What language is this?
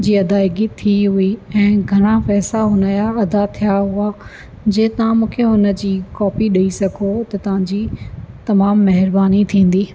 Sindhi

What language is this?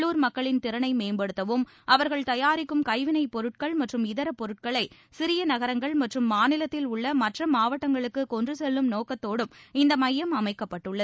Tamil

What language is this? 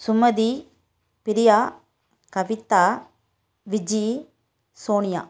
Tamil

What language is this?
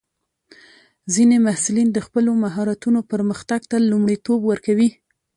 Pashto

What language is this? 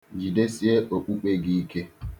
Igbo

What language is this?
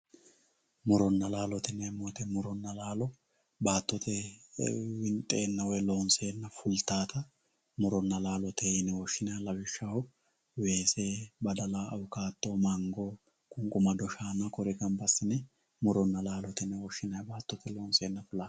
Sidamo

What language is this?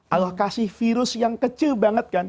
Indonesian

